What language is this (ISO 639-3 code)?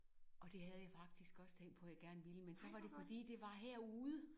dan